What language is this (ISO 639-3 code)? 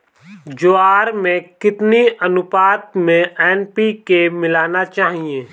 hin